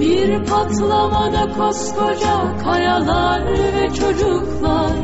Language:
Turkish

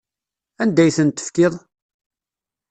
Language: Kabyle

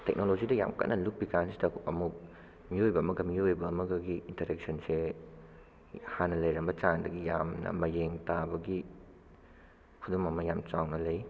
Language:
Manipuri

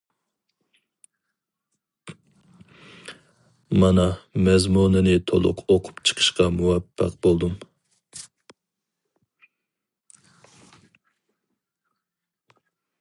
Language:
Uyghur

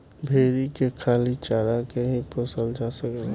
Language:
Bhojpuri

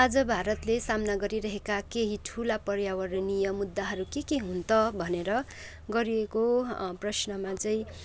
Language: Nepali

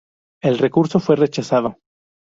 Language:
Spanish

